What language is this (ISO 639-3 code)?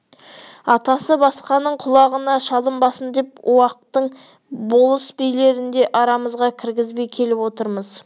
kaz